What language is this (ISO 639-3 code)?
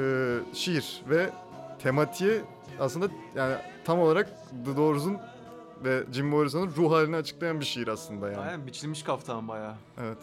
tur